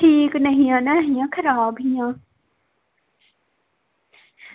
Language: Dogri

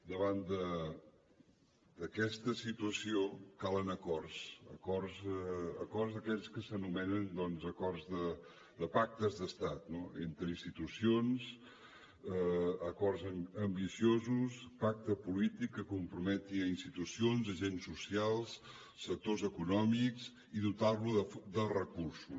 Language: Catalan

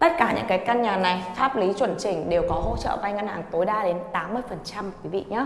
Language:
Vietnamese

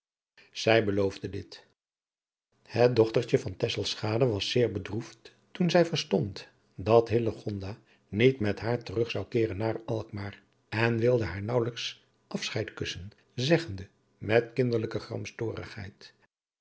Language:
Dutch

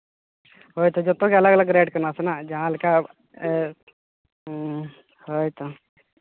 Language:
Santali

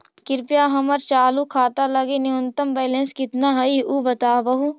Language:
Magahi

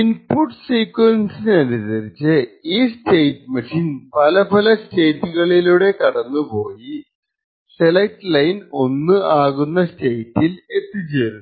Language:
Malayalam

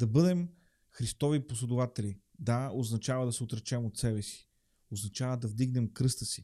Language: Bulgarian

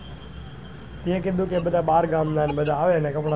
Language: Gujarati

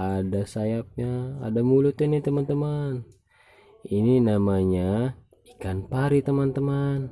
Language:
Indonesian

